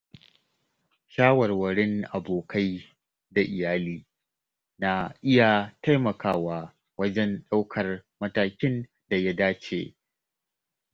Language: Hausa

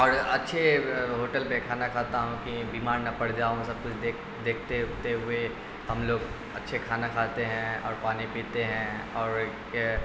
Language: Urdu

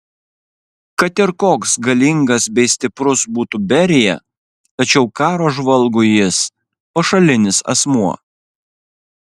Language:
Lithuanian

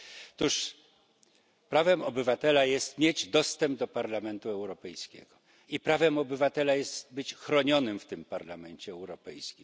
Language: Polish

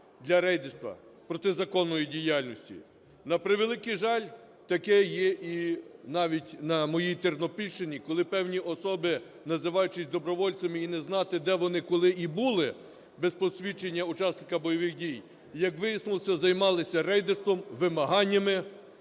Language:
Ukrainian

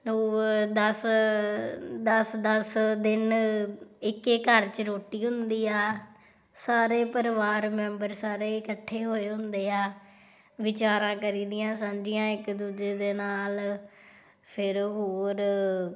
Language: Punjabi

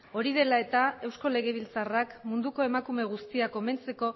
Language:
Basque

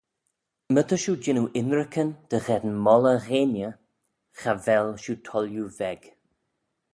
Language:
Manx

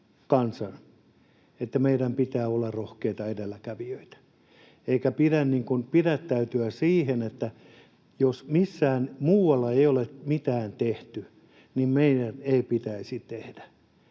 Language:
Finnish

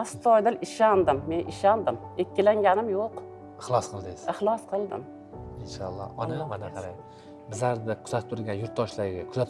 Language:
Turkish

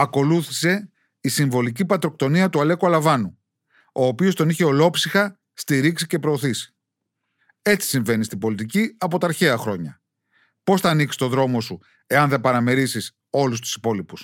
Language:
Greek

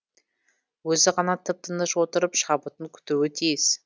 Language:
Kazakh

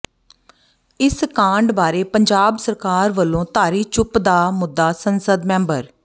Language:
Punjabi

